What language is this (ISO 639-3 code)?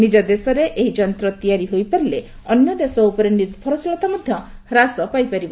ori